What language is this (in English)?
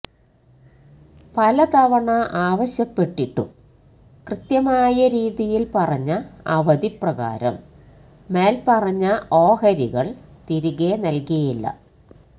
Malayalam